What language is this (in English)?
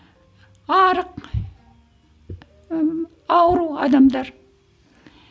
Kazakh